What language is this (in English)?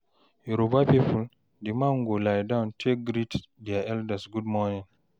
Nigerian Pidgin